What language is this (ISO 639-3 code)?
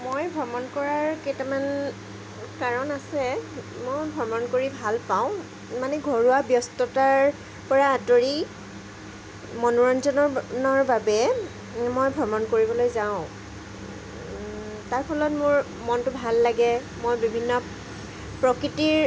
asm